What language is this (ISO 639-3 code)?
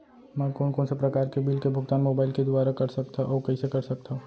hne